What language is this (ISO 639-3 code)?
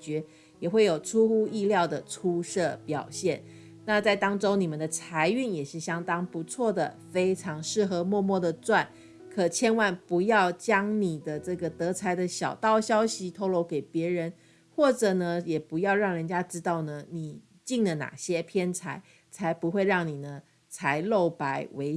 zho